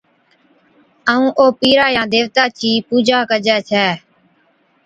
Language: Od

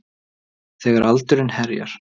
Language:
Icelandic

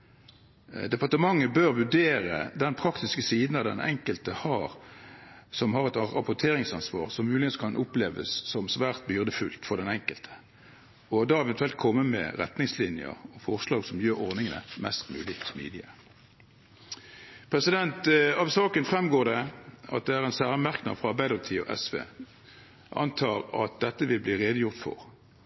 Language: Norwegian Bokmål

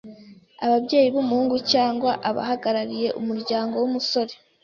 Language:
Kinyarwanda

